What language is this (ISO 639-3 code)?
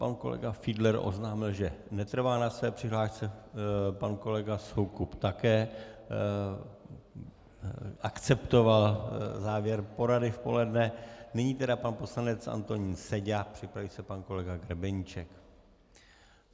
ces